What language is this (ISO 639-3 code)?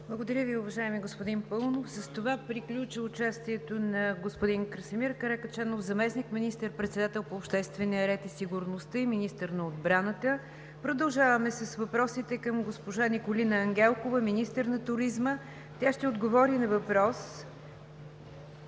bul